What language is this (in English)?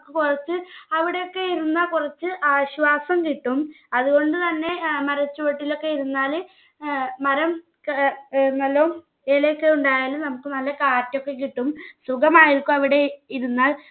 Malayalam